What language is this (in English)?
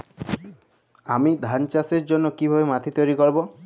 Bangla